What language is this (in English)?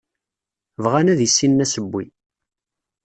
Kabyle